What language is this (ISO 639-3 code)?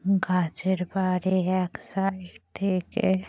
ben